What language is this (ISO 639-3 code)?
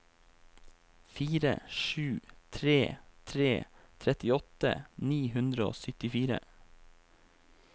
nor